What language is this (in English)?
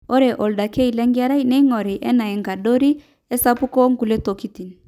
Masai